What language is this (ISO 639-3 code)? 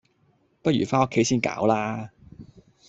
yue